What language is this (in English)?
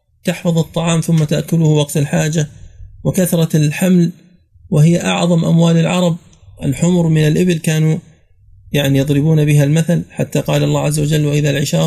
Arabic